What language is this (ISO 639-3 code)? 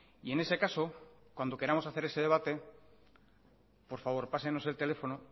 spa